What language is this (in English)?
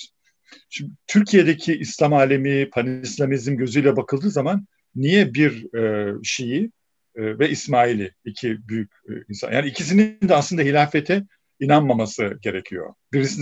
Turkish